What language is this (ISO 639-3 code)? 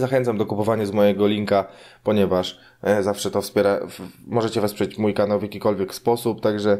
pol